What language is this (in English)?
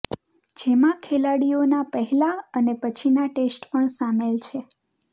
Gujarati